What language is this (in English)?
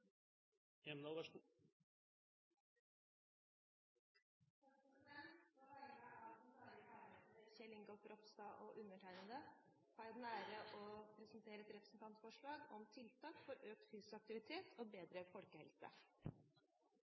Norwegian